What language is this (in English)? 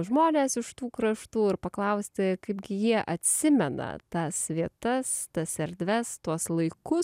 Lithuanian